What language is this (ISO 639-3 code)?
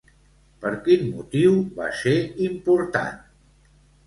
cat